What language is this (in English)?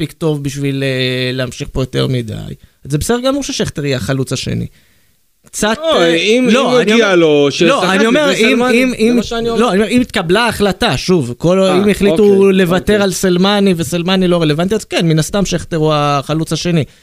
Hebrew